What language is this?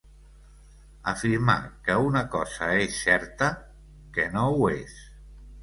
Catalan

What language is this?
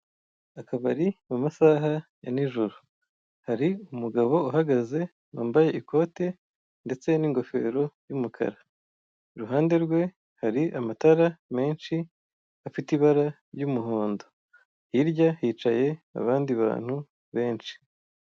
Kinyarwanda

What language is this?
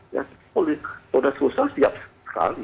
Indonesian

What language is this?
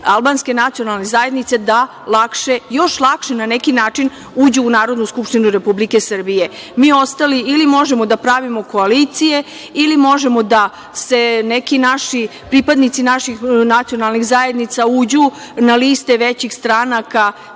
Serbian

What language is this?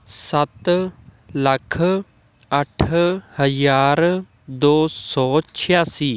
Punjabi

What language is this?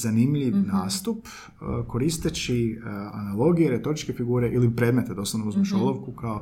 Croatian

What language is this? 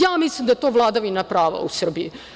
Serbian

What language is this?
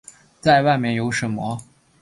Chinese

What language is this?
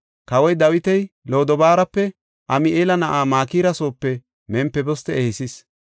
Gofa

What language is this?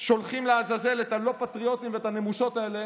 Hebrew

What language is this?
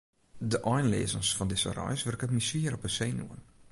Western Frisian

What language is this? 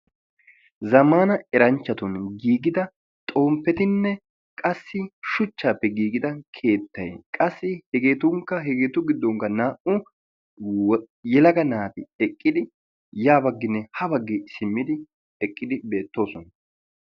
Wolaytta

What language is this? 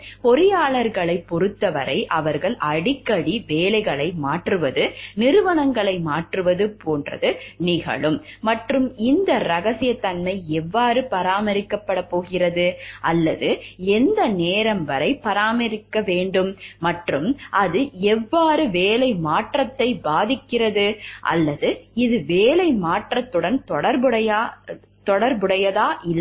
Tamil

